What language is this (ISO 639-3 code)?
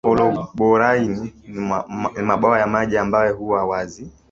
swa